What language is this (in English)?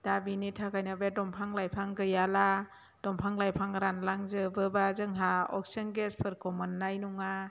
Bodo